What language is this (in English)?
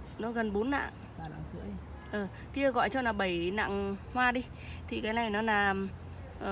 Vietnamese